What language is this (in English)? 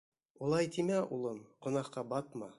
Bashkir